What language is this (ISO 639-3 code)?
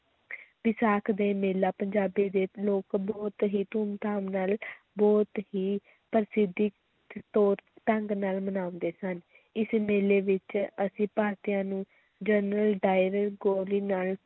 pan